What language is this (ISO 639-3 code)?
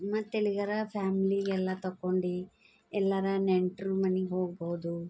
kan